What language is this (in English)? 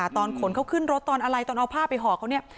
Thai